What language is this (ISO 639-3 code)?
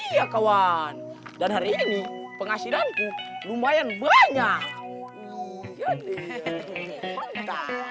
ind